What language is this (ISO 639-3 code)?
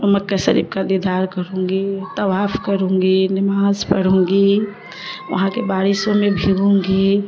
urd